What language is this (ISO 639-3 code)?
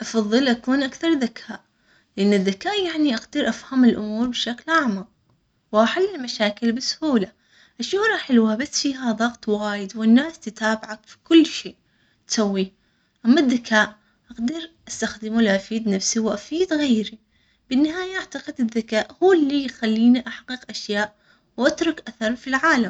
acx